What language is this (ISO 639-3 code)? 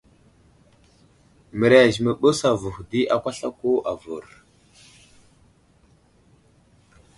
udl